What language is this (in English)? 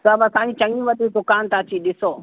Sindhi